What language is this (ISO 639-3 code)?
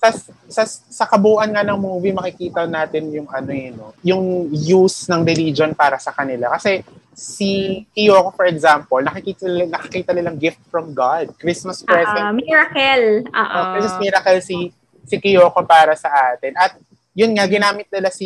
fil